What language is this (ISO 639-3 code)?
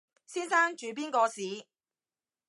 yue